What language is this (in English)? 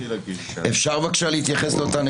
Hebrew